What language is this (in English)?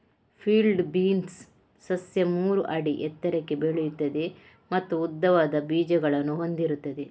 Kannada